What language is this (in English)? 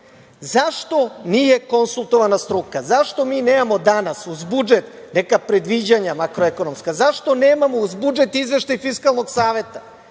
Serbian